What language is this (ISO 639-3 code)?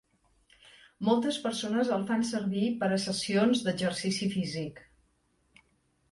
cat